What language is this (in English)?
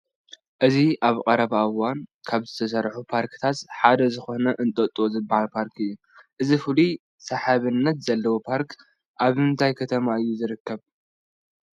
Tigrinya